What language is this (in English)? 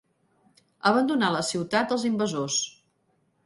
Catalan